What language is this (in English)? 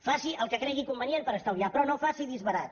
Catalan